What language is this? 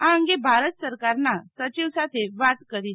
Gujarati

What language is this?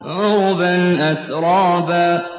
Arabic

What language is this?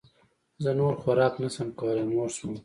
Pashto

